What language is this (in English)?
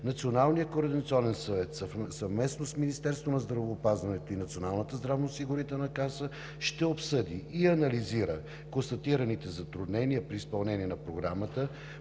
Bulgarian